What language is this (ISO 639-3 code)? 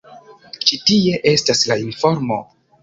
epo